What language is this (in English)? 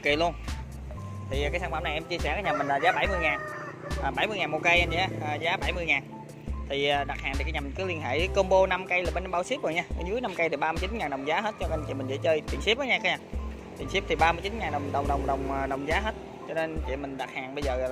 Vietnamese